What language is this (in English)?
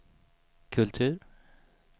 Swedish